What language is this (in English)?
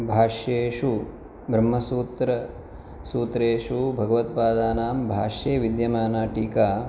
Sanskrit